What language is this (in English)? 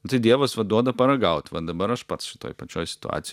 Lithuanian